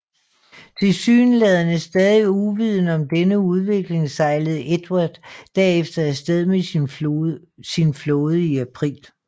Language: Danish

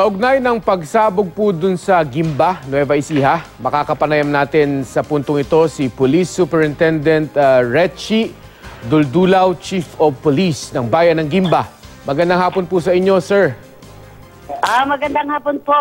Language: Filipino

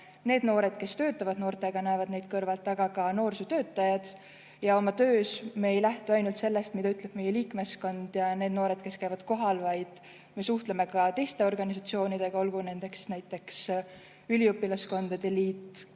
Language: Estonian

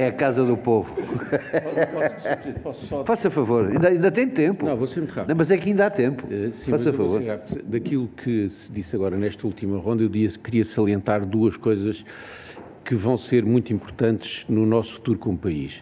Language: Portuguese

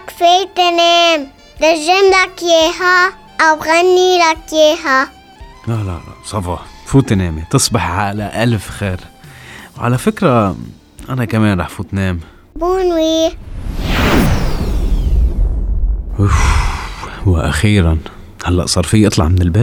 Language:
Arabic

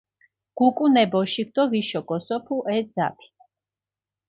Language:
Mingrelian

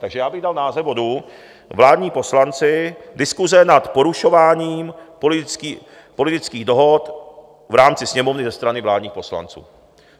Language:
Czech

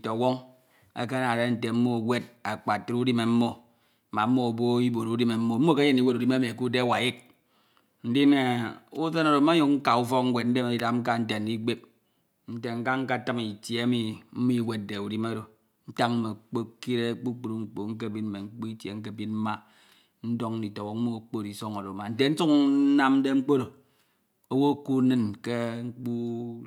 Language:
Ito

